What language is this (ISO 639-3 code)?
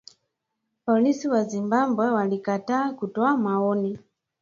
swa